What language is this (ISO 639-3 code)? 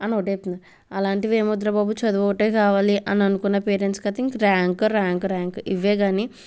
tel